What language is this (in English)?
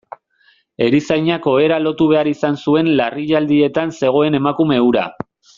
Basque